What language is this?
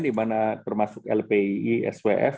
Indonesian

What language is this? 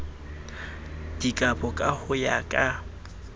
Southern Sotho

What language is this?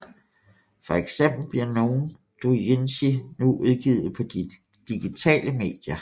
Danish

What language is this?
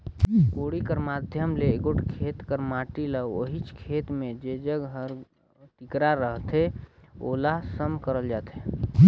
Chhattisgarhi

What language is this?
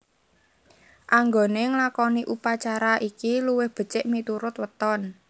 Javanese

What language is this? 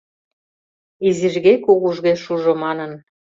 Mari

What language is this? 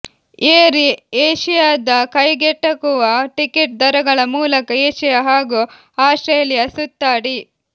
Kannada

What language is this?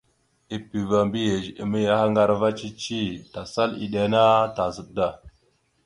Mada (Cameroon)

